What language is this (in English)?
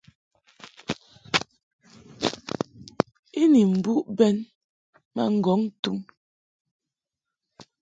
Mungaka